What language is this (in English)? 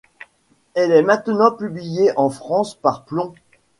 French